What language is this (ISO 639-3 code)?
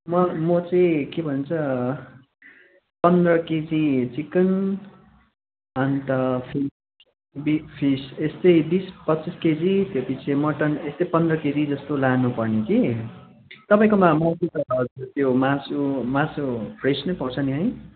nep